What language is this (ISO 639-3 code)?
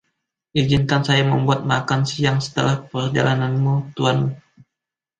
ind